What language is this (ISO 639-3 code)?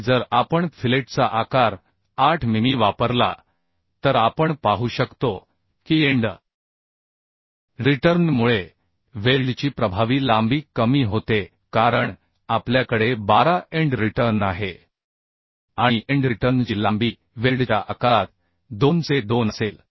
mar